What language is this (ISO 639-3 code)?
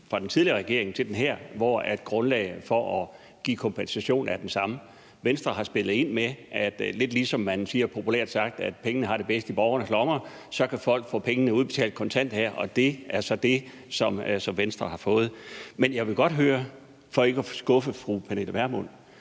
dan